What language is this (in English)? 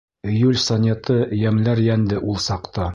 Bashkir